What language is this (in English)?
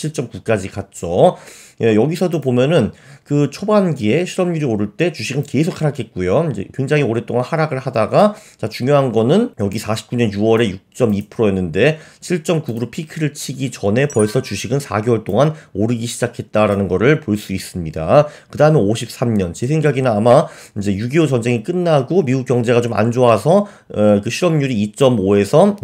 Korean